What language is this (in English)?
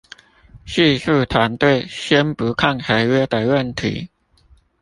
Chinese